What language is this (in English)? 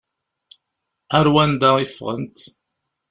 Kabyle